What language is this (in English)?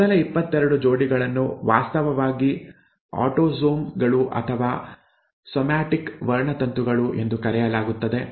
Kannada